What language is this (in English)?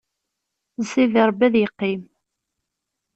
Kabyle